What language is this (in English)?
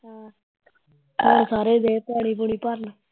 Punjabi